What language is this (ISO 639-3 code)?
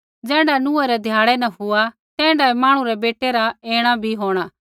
kfx